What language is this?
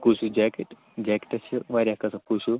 Kashmiri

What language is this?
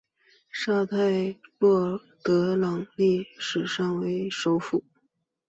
Chinese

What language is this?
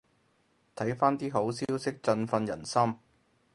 Cantonese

